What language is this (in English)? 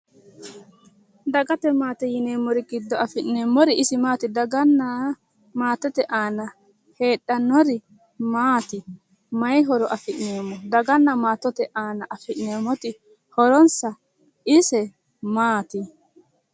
Sidamo